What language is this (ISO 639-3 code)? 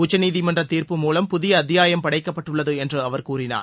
tam